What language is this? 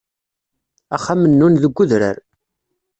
Kabyle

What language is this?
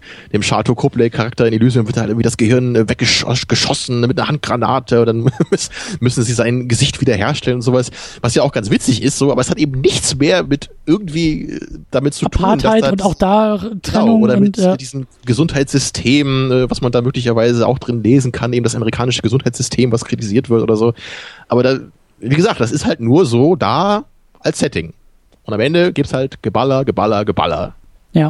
German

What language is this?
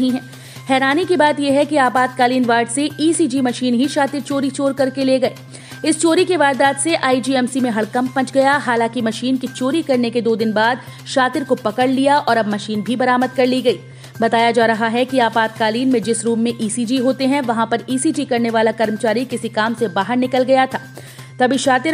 Hindi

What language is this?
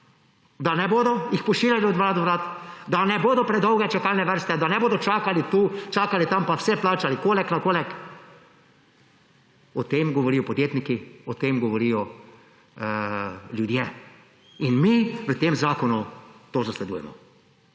Slovenian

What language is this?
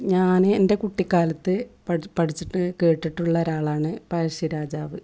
Malayalam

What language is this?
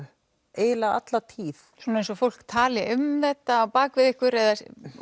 Icelandic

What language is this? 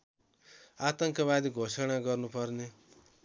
Nepali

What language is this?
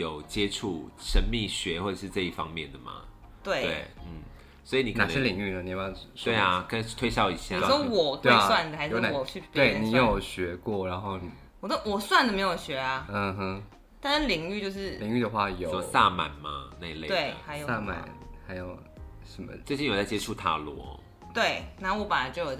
Chinese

